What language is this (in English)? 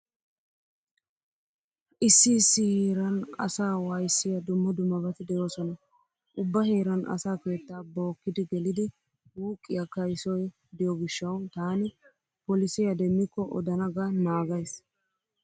Wolaytta